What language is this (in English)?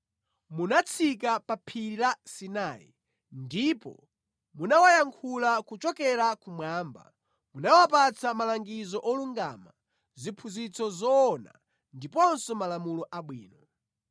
Nyanja